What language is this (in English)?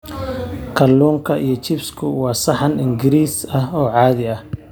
Somali